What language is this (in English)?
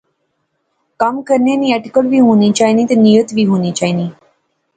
Pahari-Potwari